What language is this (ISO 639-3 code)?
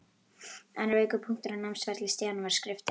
isl